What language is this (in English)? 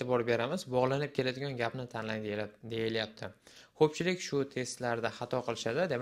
Korean